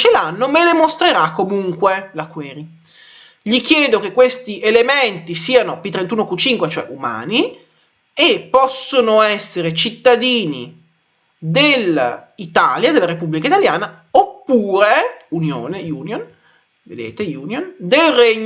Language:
Italian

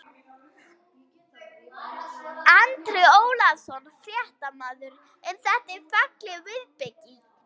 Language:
Icelandic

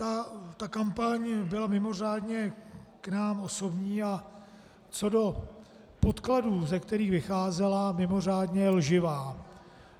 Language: Czech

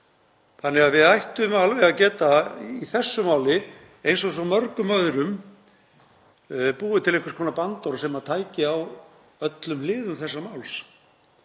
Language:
Icelandic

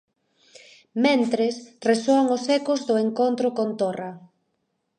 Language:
Galician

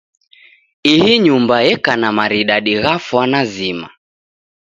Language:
Taita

